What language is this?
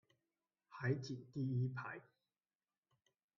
Chinese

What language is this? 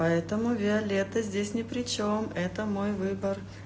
Russian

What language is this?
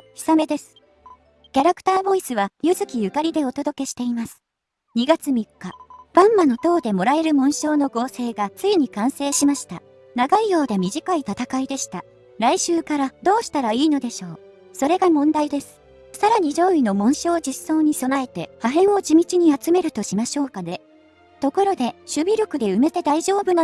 Japanese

